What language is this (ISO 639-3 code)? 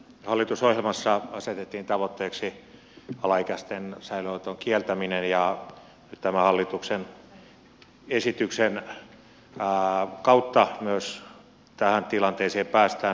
fin